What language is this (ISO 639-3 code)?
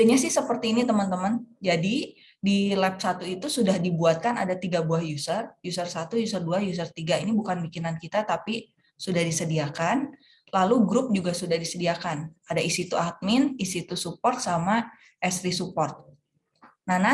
ind